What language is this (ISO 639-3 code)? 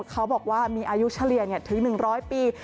tha